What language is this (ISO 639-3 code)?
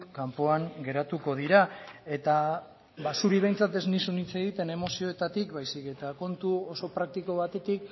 eus